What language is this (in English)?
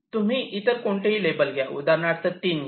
Marathi